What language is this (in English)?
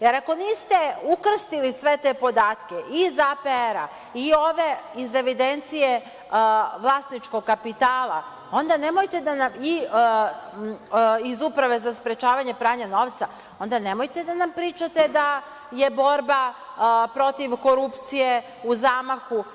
Serbian